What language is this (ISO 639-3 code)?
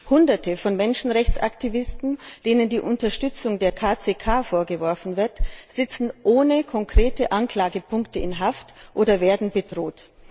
deu